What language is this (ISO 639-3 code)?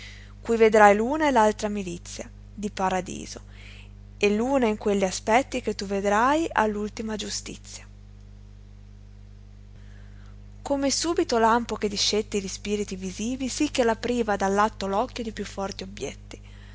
ita